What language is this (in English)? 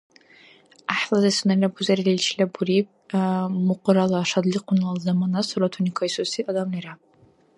Dargwa